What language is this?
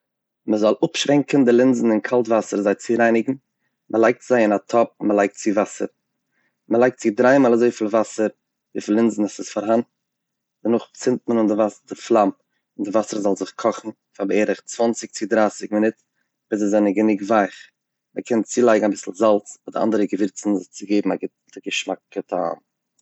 Yiddish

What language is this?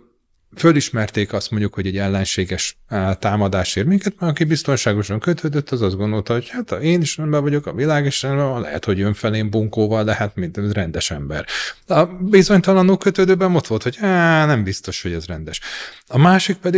Hungarian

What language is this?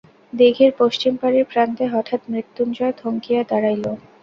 Bangla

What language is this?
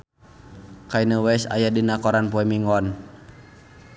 Sundanese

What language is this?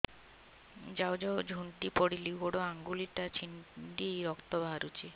Odia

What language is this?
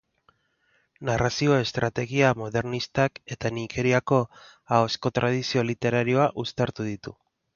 Basque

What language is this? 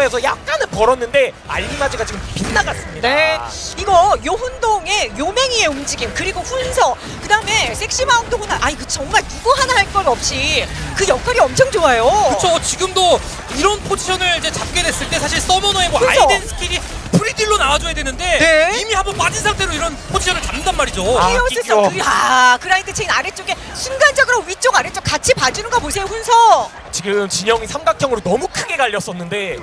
Korean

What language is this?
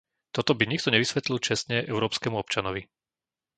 Slovak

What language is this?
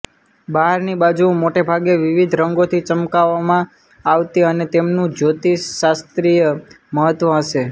Gujarati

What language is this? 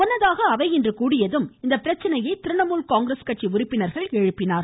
Tamil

